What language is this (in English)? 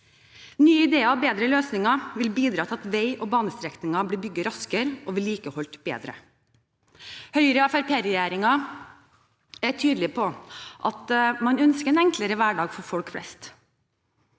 Norwegian